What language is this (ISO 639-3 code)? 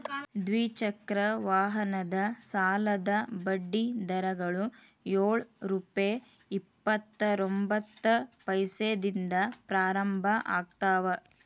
kan